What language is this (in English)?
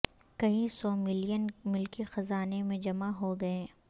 Urdu